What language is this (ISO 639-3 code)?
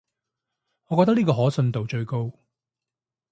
yue